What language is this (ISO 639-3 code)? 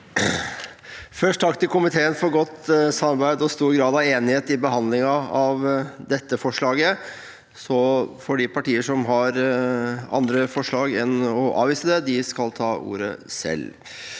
nor